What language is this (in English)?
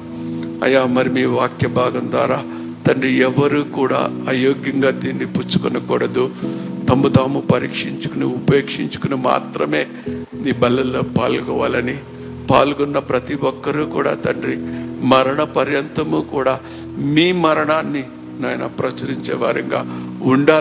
Telugu